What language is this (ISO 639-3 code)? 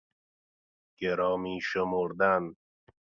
fas